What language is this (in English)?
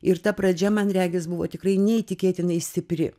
Lithuanian